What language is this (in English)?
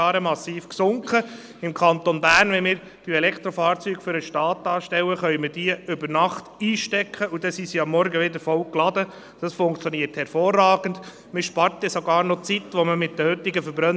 Swiss German